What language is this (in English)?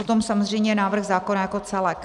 Czech